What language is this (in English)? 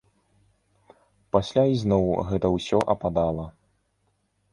Belarusian